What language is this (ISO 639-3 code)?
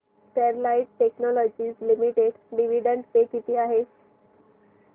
mar